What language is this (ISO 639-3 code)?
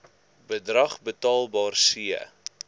afr